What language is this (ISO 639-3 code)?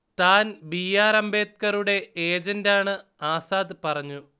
mal